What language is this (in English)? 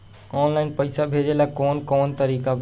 Bhojpuri